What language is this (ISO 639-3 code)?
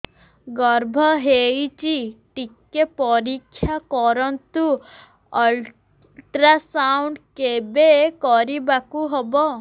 ori